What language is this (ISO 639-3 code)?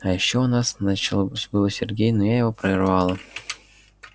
rus